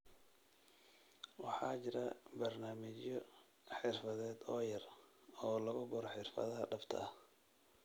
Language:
Somali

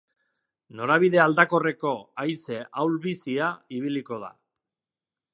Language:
Basque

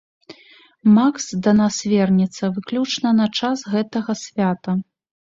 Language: Belarusian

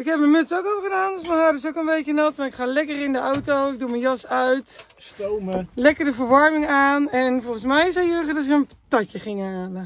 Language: Dutch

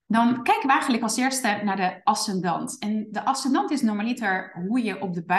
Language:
Dutch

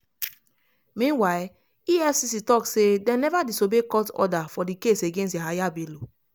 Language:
Nigerian Pidgin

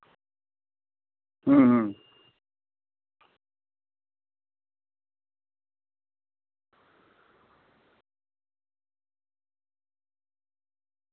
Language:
Santali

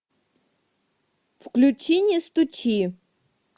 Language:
Russian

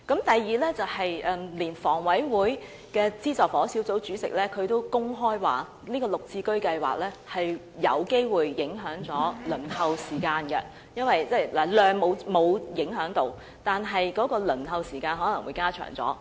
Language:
Cantonese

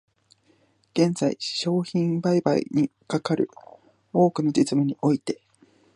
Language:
Japanese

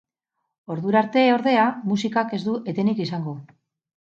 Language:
Basque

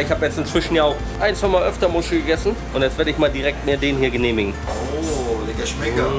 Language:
German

